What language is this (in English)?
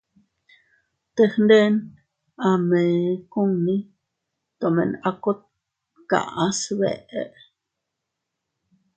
Teutila Cuicatec